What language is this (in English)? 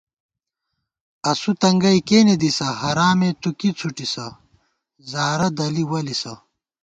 Gawar-Bati